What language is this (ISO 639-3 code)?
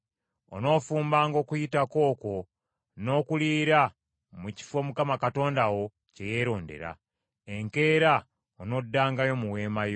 lug